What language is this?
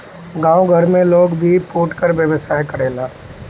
Bhojpuri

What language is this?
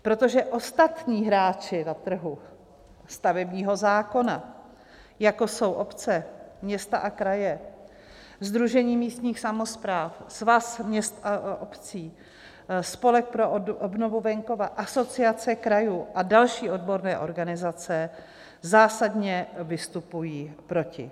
Czech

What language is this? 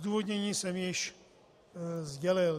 Czech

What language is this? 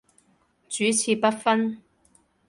Cantonese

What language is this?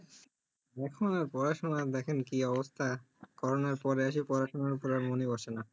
Bangla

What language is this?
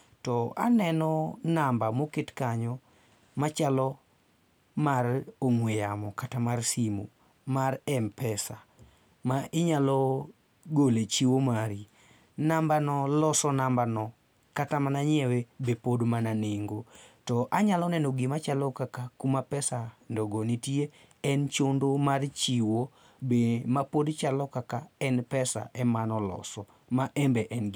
Luo (Kenya and Tanzania)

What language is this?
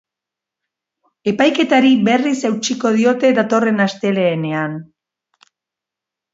Basque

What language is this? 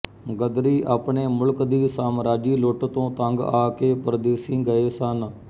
Punjabi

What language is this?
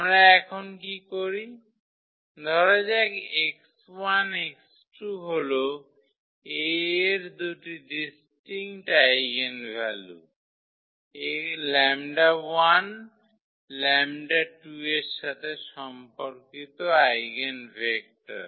Bangla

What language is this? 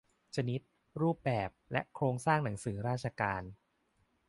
Thai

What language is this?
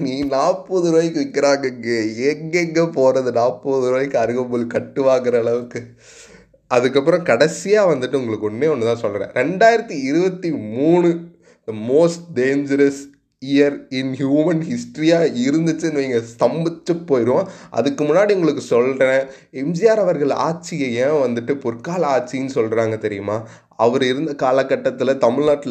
Tamil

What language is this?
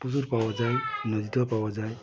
Bangla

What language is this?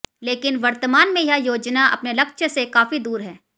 Hindi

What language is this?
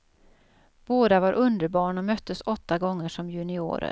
Swedish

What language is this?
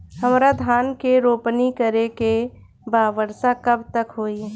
Bhojpuri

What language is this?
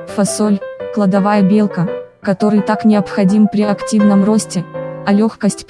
Russian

